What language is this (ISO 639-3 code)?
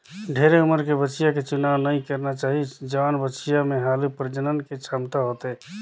hne